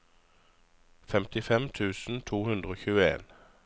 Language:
Norwegian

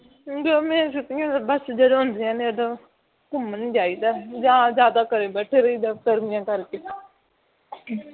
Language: Punjabi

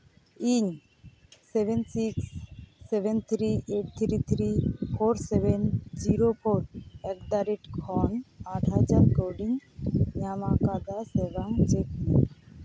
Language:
Santali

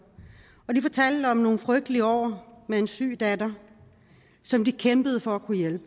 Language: Danish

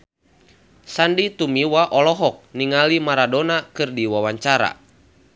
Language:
Sundanese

